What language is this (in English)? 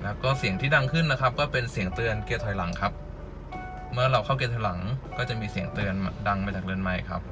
Thai